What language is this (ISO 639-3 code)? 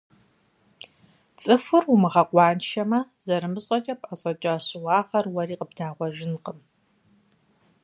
kbd